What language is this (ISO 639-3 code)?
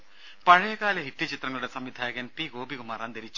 mal